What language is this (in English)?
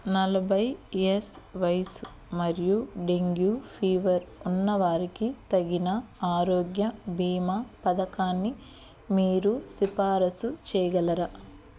Telugu